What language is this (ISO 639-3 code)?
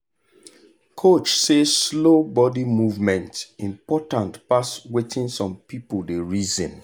pcm